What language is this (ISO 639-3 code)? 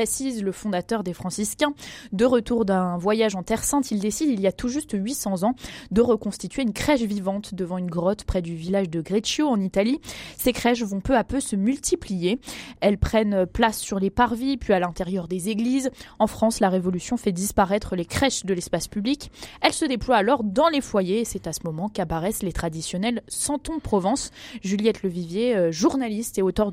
fra